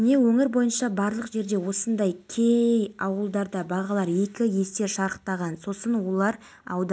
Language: Kazakh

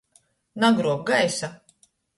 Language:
Latgalian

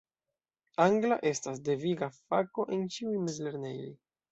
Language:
Esperanto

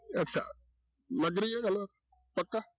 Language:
Punjabi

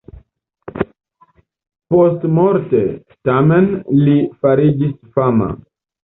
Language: Esperanto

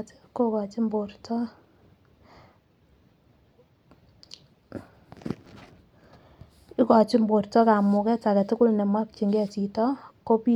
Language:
Kalenjin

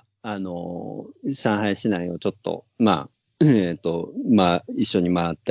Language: Japanese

